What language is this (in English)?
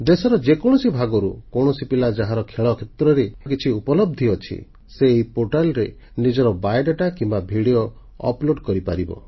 Odia